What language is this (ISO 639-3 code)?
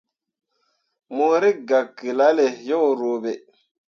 mua